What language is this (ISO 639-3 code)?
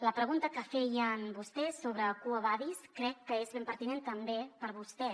cat